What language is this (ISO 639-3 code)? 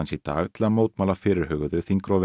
isl